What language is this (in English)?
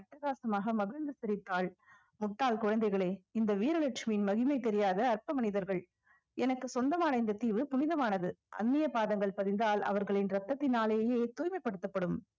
Tamil